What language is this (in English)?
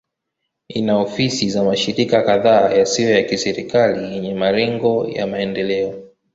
Swahili